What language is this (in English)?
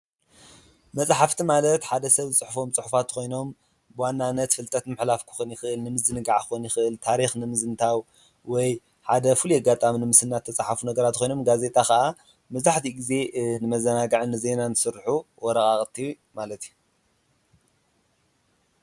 Tigrinya